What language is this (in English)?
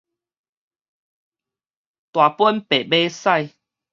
Min Nan Chinese